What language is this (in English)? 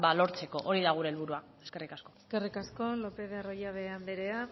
Basque